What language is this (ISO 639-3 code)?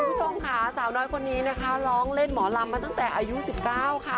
tha